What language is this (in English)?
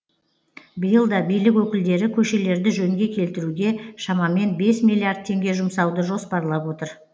Kazakh